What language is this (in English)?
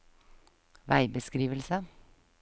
Norwegian